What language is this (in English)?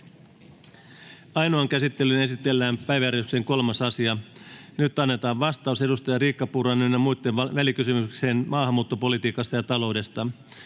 Finnish